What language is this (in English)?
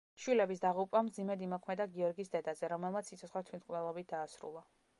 Georgian